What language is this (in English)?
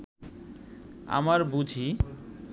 Bangla